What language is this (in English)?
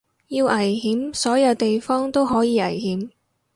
Cantonese